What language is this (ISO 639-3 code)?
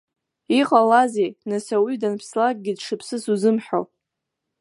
abk